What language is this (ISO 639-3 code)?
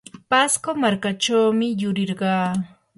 qur